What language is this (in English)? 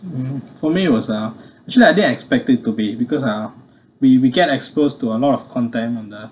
English